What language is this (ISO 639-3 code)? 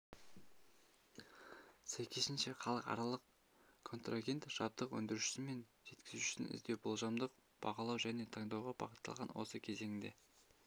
kaz